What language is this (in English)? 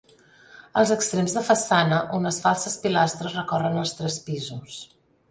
Catalan